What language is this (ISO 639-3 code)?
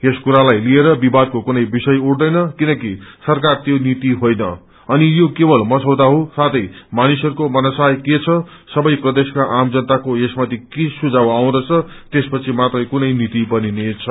nep